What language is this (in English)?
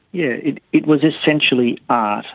English